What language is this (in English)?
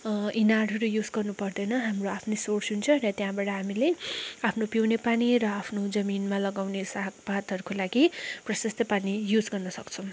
Nepali